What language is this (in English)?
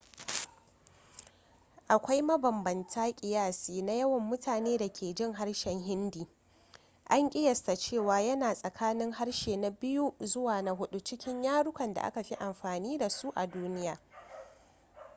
Hausa